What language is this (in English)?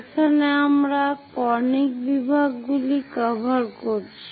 Bangla